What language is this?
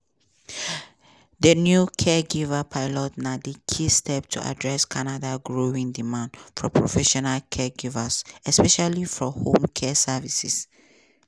Nigerian Pidgin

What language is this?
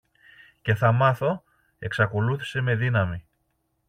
Greek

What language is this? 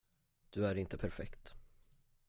Swedish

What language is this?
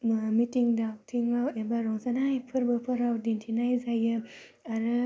Bodo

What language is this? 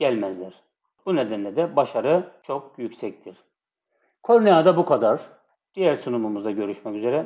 Turkish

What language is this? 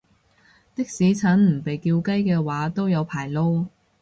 Cantonese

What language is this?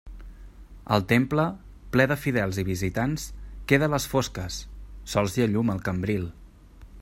Catalan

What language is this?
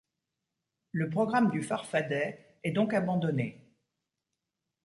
French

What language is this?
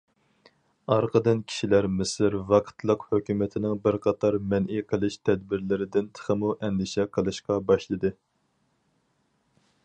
Uyghur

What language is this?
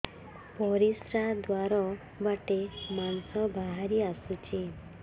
Odia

